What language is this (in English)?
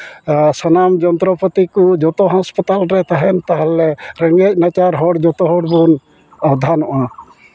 Santali